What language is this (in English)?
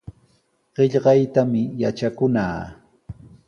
Sihuas Ancash Quechua